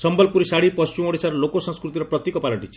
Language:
Odia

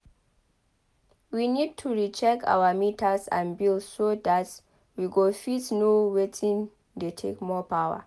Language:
Nigerian Pidgin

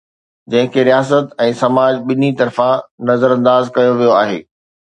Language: Sindhi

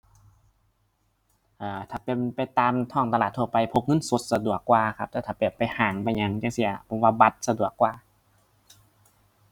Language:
Thai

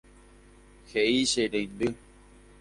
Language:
Guarani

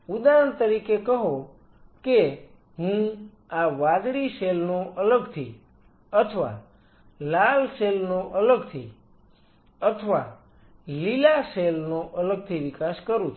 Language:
Gujarati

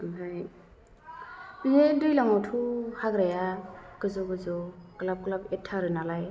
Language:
Bodo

